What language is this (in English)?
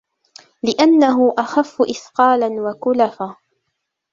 Arabic